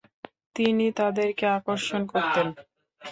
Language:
Bangla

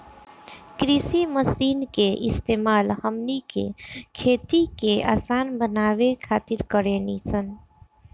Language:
Bhojpuri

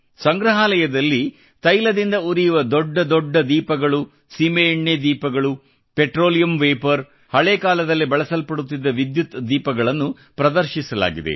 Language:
Kannada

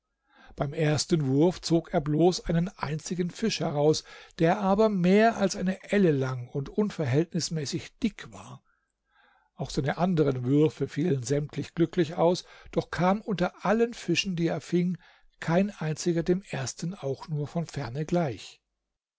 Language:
German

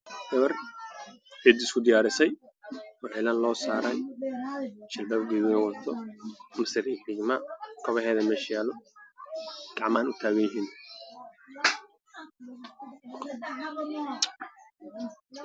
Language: Somali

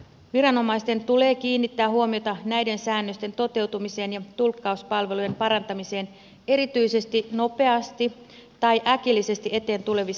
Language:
Finnish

